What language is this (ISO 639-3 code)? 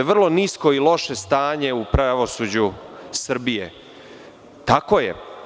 srp